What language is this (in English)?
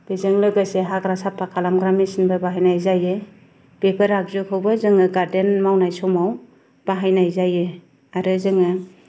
Bodo